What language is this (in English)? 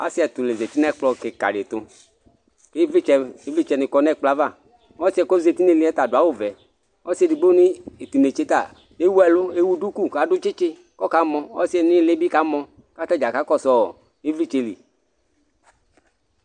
Ikposo